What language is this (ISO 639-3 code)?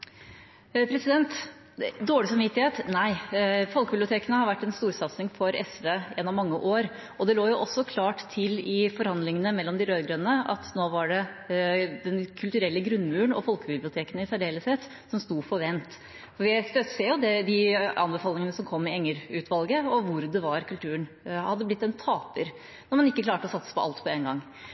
nob